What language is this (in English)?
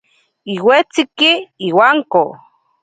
Ashéninka Perené